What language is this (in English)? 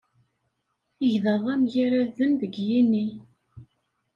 Kabyle